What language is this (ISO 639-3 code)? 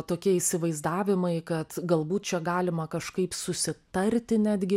lit